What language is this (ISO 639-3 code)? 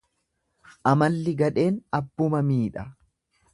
orm